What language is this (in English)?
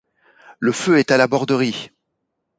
French